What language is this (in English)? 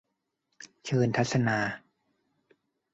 Thai